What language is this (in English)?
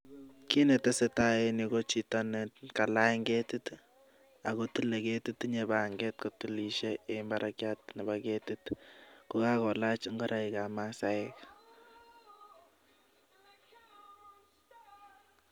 Kalenjin